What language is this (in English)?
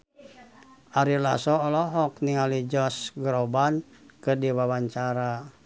Sundanese